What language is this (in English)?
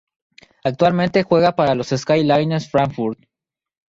Spanish